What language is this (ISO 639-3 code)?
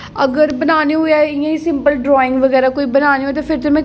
doi